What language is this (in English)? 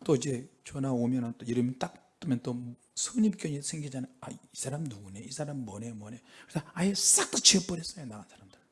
Korean